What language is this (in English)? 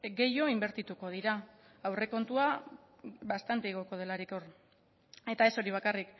Basque